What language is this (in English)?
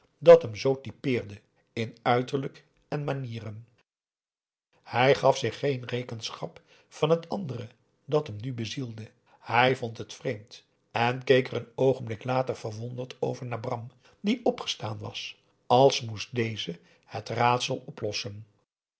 Dutch